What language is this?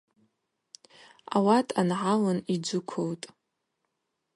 Abaza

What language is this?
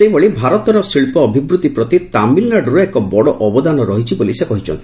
Odia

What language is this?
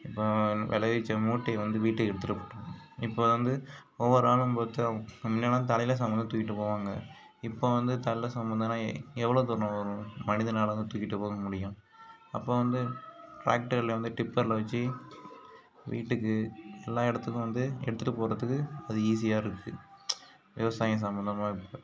Tamil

